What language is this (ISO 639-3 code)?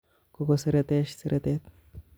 kln